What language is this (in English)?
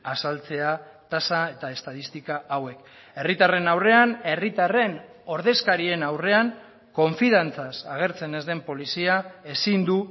Basque